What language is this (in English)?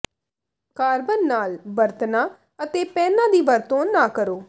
Punjabi